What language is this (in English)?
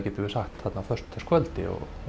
Icelandic